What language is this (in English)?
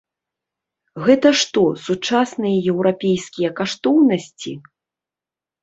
Belarusian